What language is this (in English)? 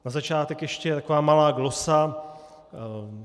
Czech